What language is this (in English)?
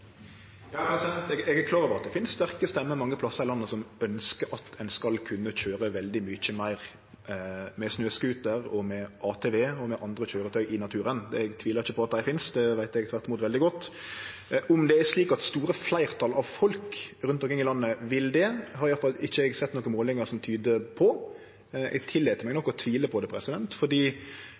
Norwegian